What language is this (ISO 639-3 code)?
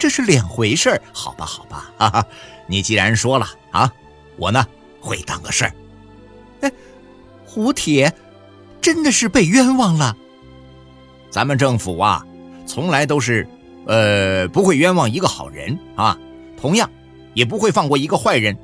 zho